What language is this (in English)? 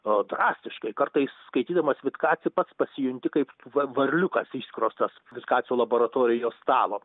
Lithuanian